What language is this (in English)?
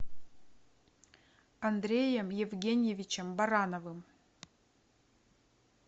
Russian